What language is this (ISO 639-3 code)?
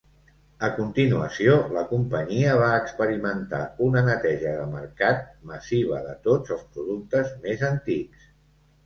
cat